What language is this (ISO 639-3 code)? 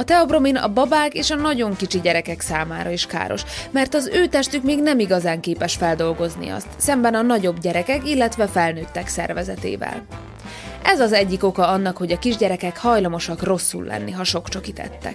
hun